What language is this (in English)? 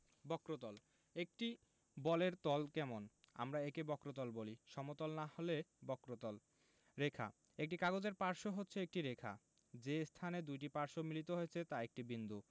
Bangla